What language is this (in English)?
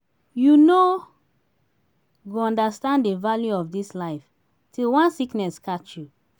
Nigerian Pidgin